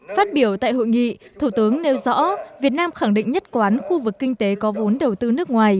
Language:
Vietnamese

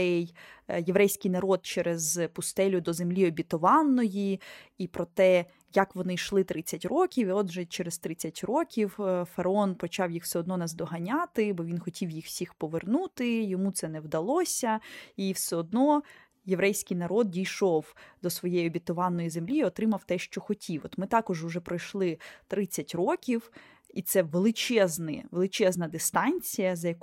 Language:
Ukrainian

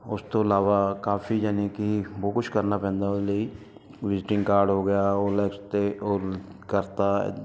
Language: Punjabi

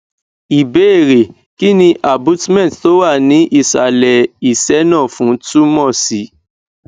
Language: Yoruba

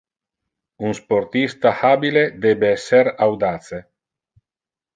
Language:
Interlingua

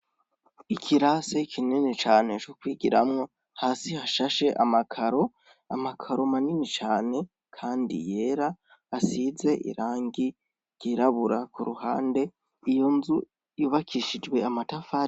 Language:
Rundi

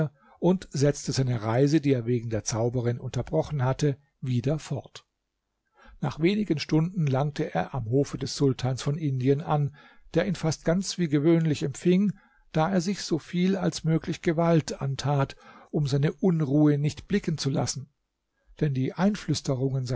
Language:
German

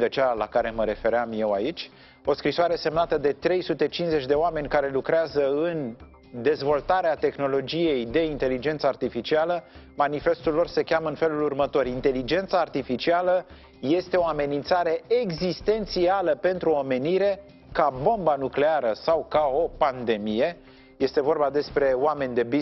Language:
Romanian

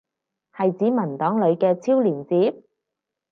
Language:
Cantonese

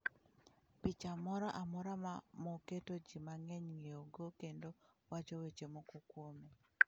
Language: Luo (Kenya and Tanzania)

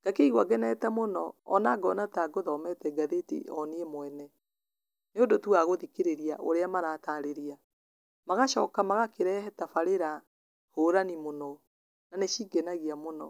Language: Kikuyu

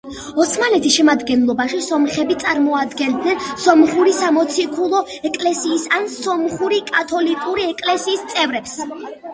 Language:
Georgian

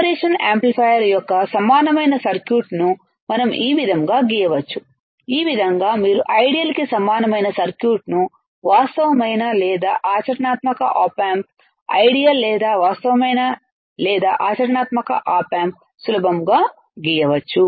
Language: Telugu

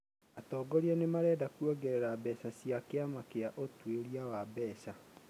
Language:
Kikuyu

